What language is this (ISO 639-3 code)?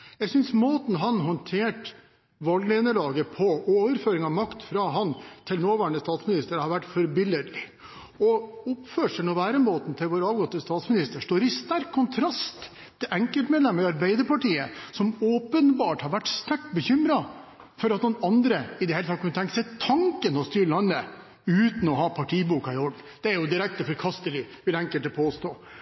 nob